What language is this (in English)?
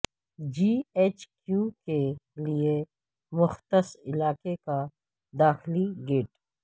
Urdu